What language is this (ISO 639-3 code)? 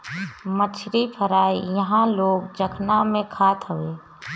bho